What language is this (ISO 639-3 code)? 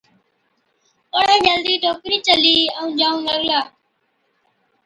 odk